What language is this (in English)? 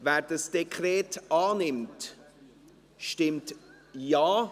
Swiss German